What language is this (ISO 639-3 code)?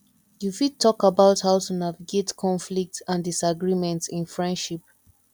pcm